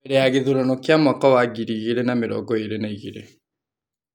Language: Kikuyu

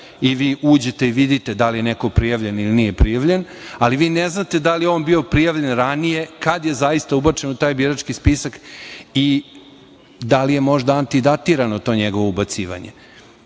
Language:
Serbian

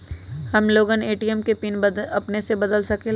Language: Magahi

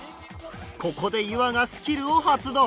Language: Japanese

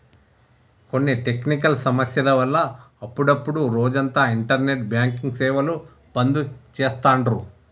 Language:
Telugu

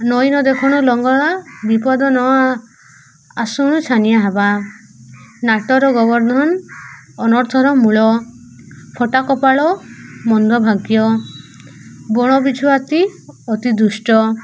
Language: Odia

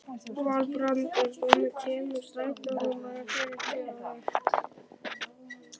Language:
Icelandic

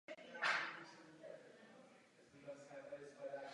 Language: Czech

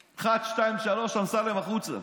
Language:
Hebrew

